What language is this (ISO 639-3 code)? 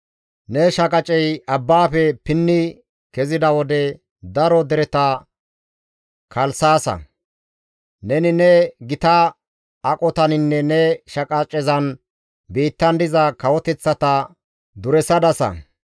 gmv